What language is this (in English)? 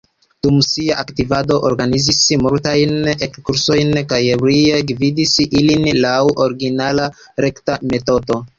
Esperanto